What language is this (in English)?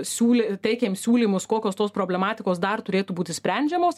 Lithuanian